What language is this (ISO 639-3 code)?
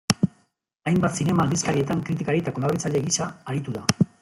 eus